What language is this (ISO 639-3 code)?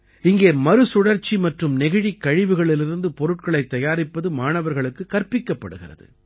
tam